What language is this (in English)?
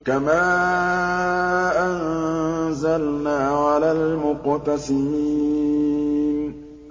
Arabic